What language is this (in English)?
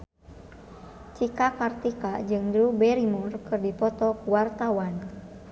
Sundanese